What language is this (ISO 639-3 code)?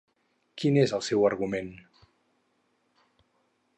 cat